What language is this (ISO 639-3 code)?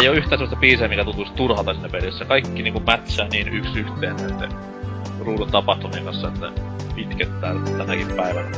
fin